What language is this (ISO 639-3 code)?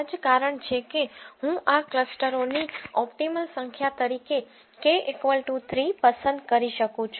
guj